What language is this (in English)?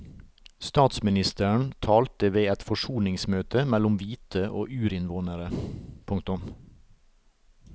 Norwegian